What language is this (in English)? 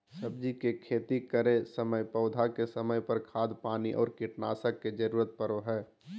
Magahi